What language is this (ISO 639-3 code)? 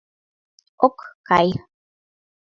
chm